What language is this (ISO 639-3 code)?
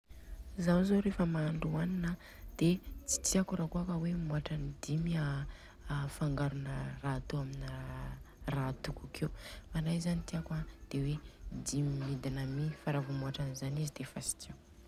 bzc